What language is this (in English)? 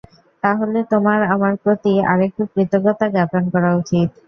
Bangla